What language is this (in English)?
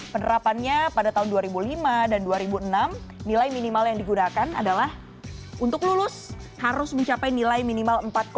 Indonesian